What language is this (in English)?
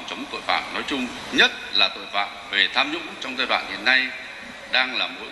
Vietnamese